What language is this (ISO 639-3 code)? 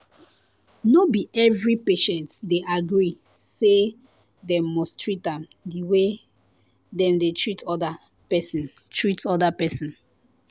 pcm